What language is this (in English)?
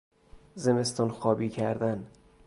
Persian